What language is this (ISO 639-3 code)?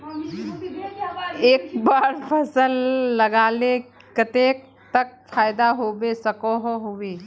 mag